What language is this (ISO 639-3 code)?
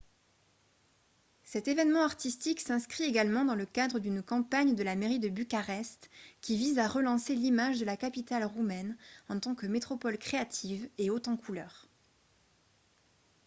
fra